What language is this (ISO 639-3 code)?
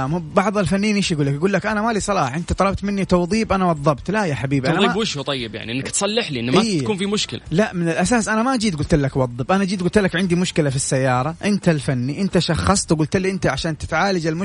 ara